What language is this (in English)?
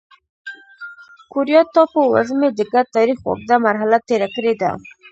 Pashto